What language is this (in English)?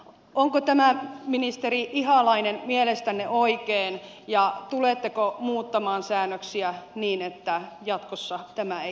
Finnish